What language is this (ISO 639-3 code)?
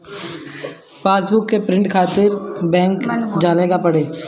bho